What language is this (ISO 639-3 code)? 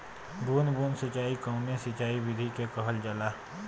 bho